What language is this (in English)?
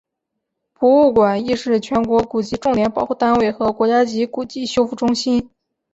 Chinese